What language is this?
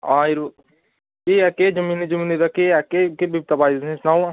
Dogri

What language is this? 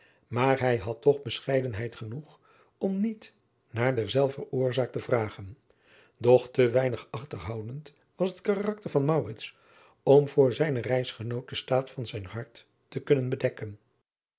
Dutch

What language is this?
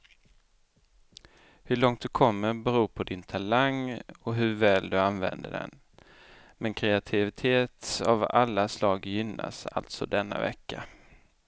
Swedish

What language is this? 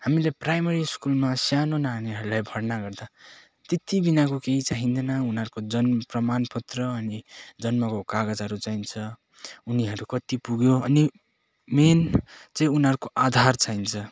Nepali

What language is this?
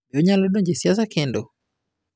Luo (Kenya and Tanzania)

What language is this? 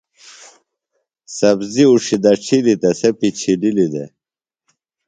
Phalura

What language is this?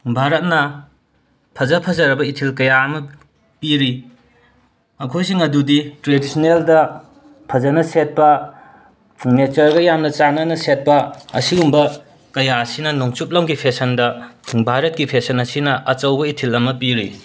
Manipuri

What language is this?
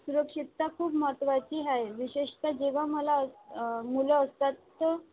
Marathi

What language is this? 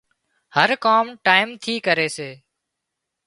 Wadiyara Koli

